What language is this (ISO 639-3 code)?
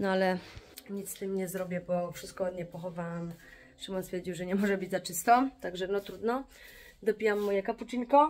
pol